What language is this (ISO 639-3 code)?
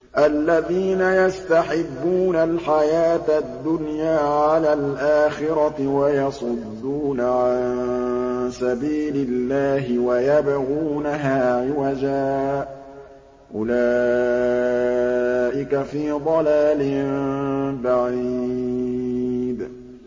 ara